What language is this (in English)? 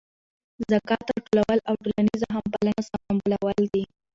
Pashto